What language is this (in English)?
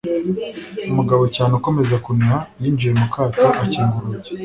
Kinyarwanda